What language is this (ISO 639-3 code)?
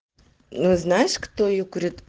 rus